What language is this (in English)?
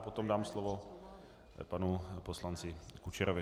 Czech